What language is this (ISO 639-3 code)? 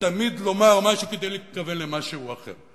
heb